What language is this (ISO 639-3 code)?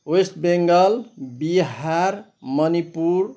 nep